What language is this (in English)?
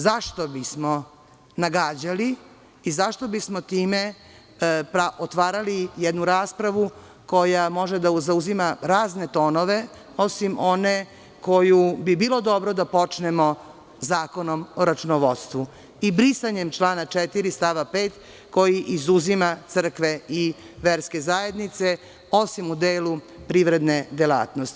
Serbian